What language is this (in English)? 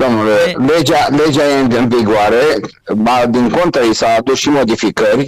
Romanian